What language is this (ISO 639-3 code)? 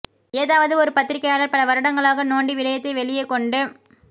tam